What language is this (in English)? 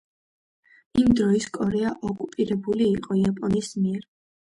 Georgian